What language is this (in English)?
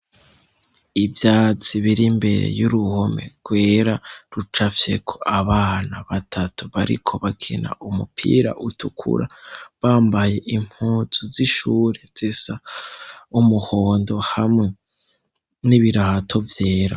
Rundi